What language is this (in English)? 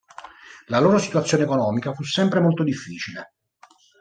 Italian